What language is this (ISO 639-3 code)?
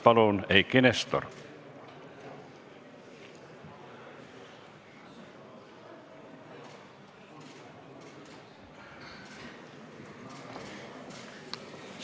est